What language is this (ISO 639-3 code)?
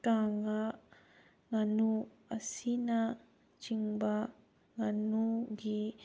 mni